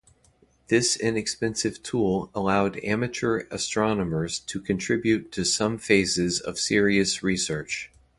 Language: English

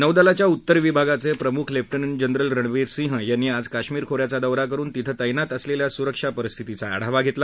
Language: Marathi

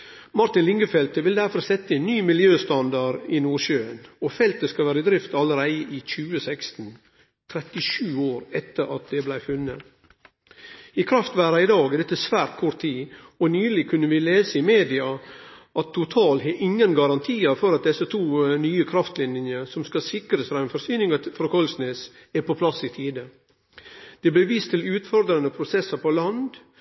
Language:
Norwegian Nynorsk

